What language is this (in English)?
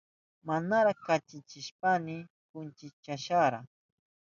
Southern Pastaza Quechua